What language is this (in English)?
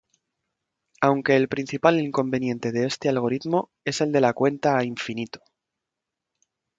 Spanish